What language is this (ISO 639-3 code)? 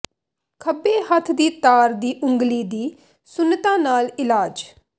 pan